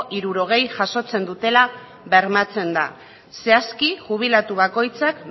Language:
Basque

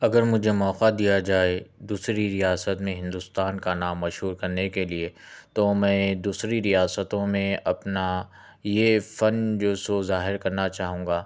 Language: Urdu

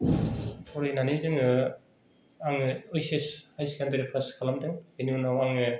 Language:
Bodo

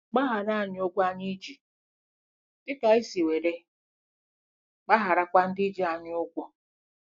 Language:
Igbo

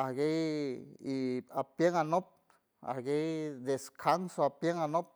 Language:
San Francisco Del Mar Huave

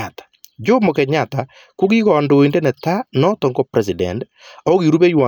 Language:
Kalenjin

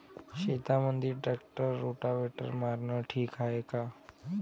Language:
Marathi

